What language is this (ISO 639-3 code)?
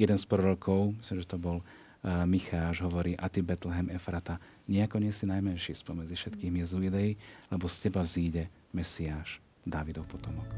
slk